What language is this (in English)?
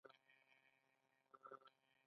Pashto